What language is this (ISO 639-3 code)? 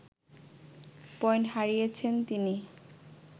ben